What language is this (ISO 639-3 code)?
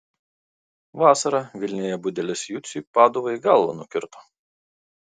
lit